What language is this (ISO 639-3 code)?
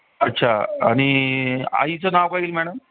mar